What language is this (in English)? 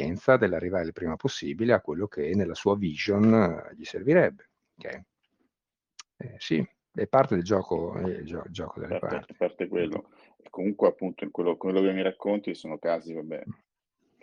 Italian